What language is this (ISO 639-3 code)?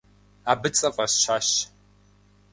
kbd